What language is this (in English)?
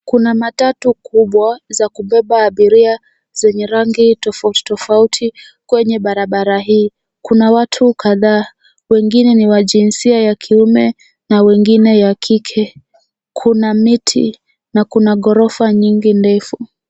Swahili